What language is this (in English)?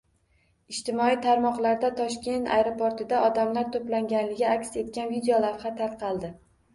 Uzbek